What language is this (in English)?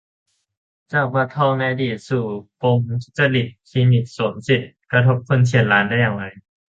Thai